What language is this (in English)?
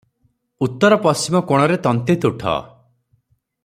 Odia